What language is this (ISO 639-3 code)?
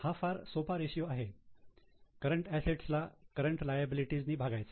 mar